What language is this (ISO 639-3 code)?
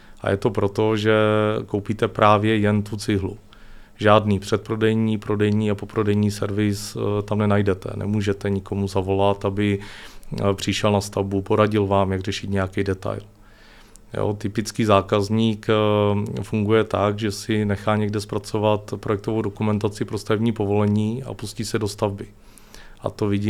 ces